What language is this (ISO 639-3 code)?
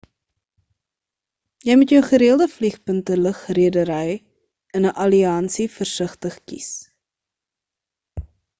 afr